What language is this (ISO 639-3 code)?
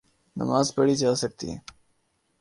urd